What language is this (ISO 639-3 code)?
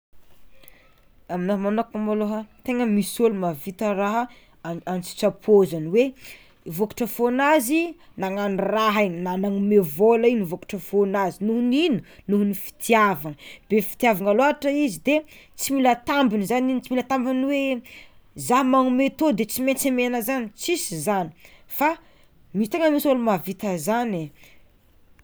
xmw